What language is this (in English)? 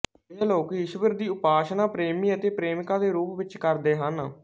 Punjabi